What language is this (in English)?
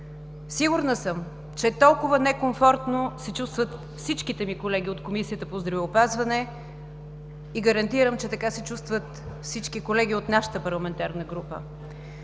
Bulgarian